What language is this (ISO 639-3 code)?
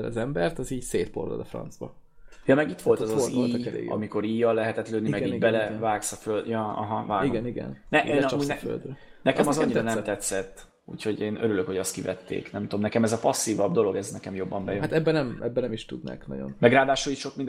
hun